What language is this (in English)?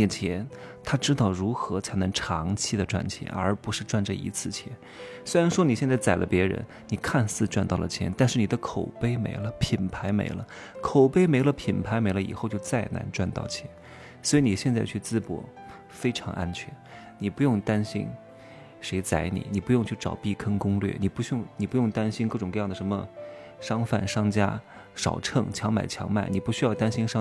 Chinese